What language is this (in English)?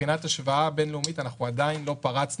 Hebrew